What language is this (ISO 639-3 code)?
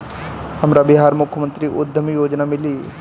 bho